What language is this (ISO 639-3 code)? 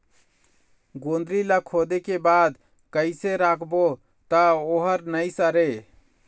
hne